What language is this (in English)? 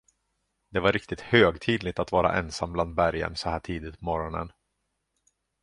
Swedish